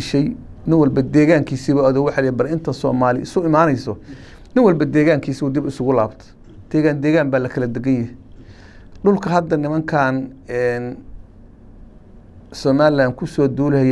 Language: Arabic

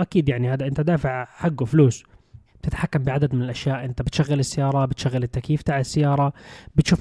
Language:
Arabic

